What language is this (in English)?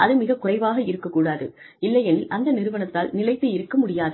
Tamil